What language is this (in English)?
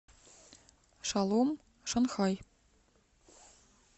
Russian